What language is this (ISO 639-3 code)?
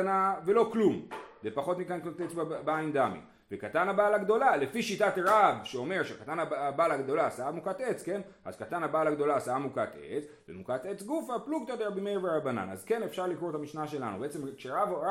heb